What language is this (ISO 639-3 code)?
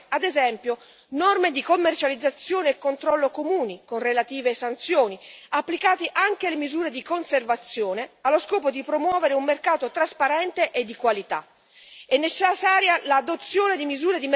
ita